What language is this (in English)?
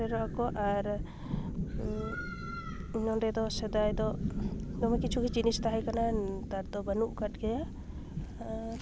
Santali